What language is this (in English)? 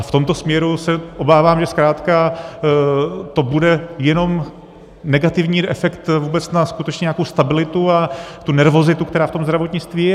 Czech